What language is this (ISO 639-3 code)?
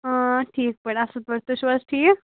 kas